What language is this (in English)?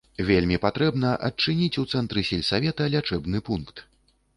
Belarusian